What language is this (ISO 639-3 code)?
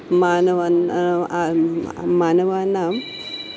san